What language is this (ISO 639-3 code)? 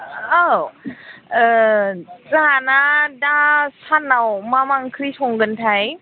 brx